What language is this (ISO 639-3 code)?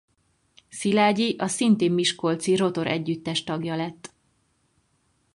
hun